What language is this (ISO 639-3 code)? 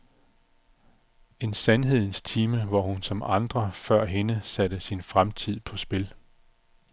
dan